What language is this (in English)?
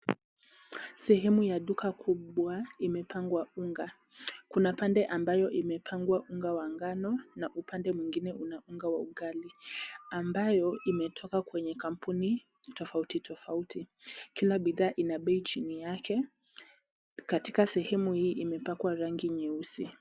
Swahili